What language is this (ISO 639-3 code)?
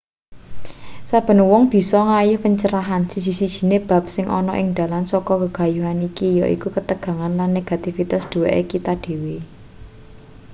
jav